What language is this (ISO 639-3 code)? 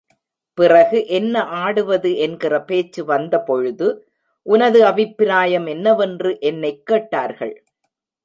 tam